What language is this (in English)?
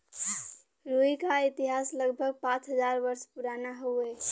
Bhojpuri